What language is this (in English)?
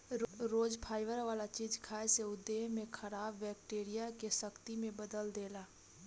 Bhojpuri